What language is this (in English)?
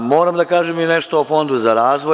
Serbian